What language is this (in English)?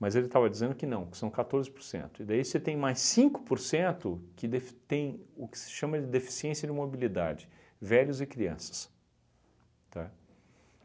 Portuguese